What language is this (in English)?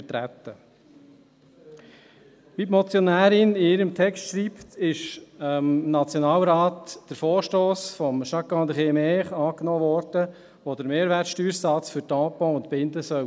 Swiss German